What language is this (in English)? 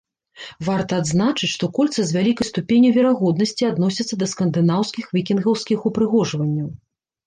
Belarusian